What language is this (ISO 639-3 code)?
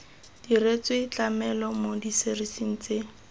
tsn